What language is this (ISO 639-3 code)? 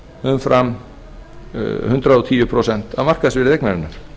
isl